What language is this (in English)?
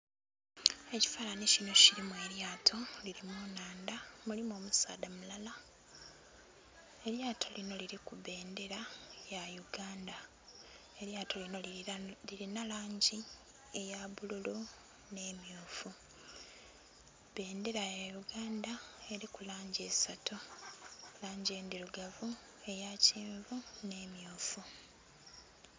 Soga